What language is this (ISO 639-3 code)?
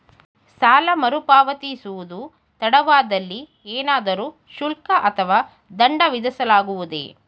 kan